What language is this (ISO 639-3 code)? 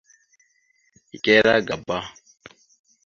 mxu